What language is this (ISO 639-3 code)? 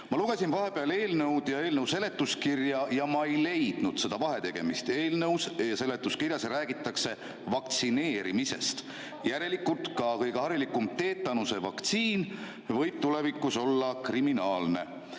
est